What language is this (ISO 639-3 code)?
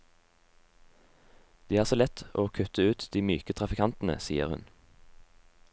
nor